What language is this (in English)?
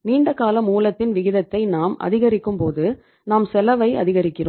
Tamil